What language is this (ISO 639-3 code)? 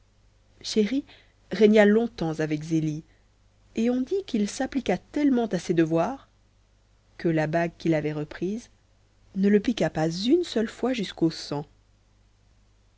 fra